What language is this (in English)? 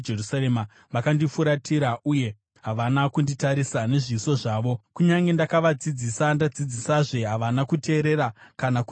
Shona